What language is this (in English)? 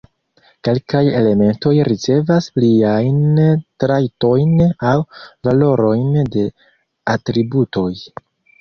Esperanto